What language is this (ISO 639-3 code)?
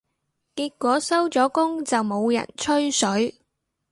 yue